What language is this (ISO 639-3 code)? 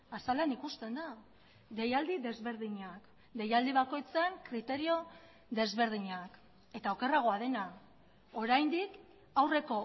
eus